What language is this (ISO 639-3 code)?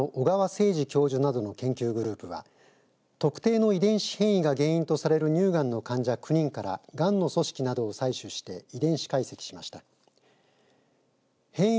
jpn